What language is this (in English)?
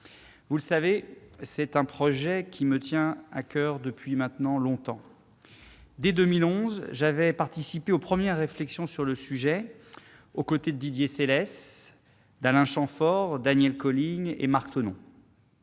French